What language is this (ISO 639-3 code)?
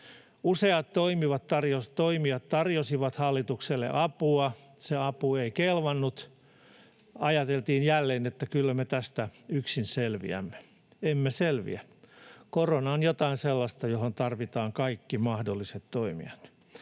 fin